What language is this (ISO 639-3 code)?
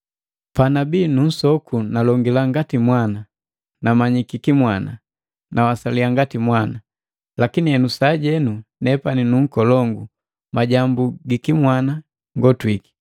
mgv